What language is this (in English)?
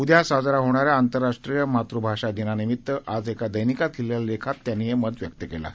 Marathi